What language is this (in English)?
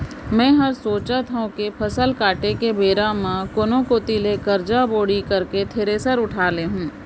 Chhattisgarhi